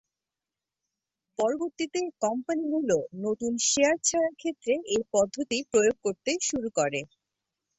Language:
Bangla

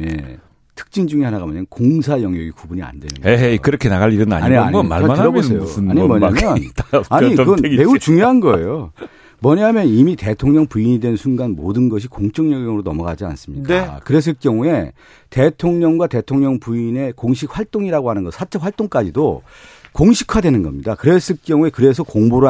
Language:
Korean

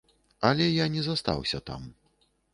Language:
Belarusian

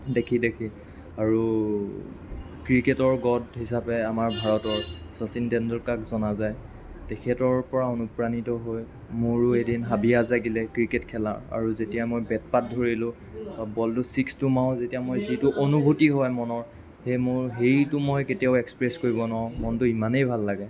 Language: Assamese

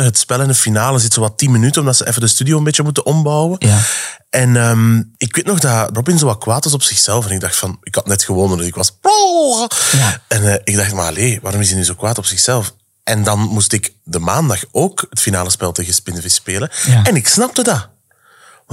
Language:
Dutch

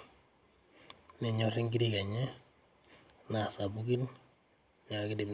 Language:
Masai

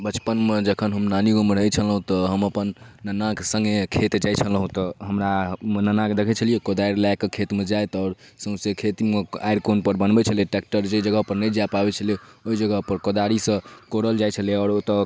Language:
Maithili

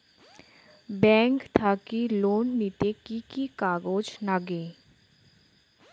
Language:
Bangla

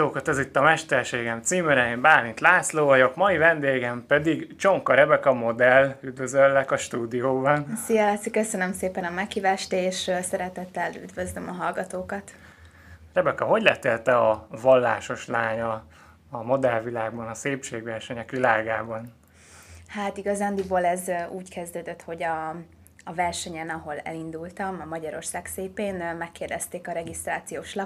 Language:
Hungarian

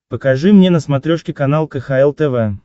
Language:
Russian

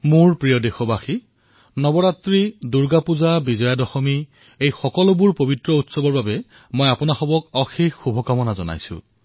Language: Assamese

